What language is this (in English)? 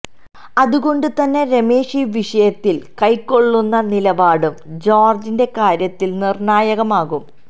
Malayalam